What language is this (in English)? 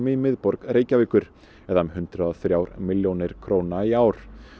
Icelandic